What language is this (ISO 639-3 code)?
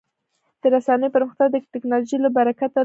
pus